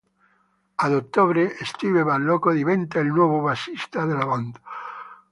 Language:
Italian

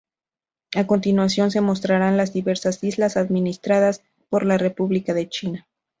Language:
Spanish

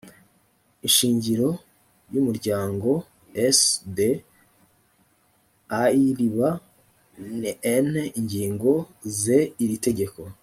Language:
Kinyarwanda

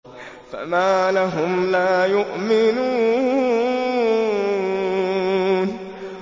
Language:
Arabic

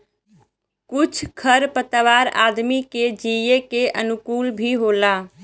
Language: Bhojpuri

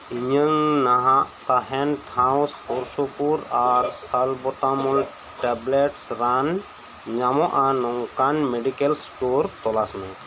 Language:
Santali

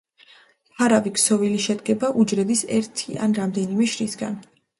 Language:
Georgian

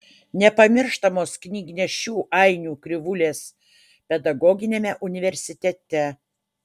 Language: Lithuanian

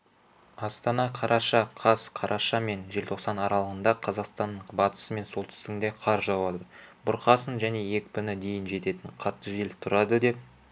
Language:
Kazakh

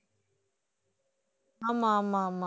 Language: Tamil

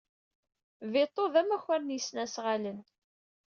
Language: Kabyle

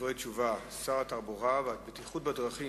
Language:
Hebrew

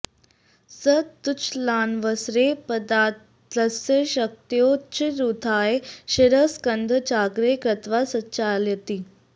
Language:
Sanskrit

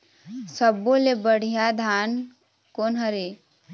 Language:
Chhattisgarhi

